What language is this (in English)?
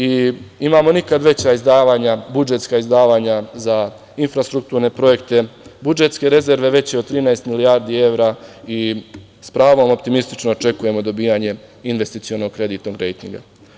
Serbian